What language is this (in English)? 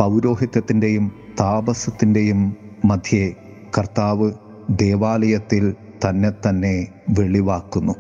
Malayalam